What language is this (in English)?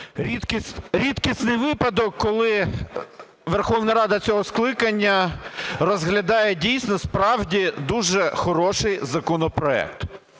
Ukrainian